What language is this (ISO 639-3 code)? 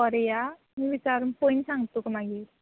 kok